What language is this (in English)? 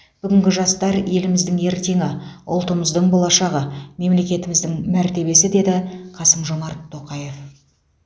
Kazakh